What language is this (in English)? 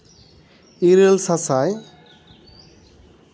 Santali